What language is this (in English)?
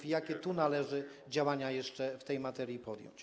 Polish